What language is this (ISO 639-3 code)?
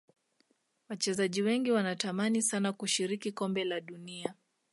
swa